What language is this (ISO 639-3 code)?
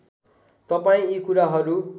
nep